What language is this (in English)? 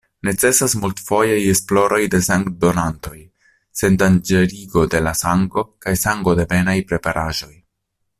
Esperanto